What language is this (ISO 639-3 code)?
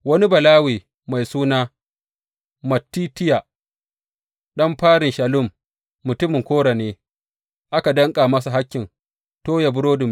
hau